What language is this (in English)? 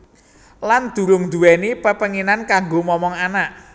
Javanese